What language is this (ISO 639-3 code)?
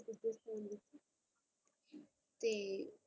pan